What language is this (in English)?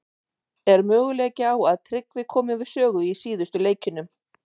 Icelandic